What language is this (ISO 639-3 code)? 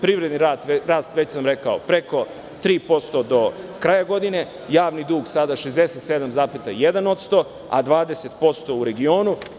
srp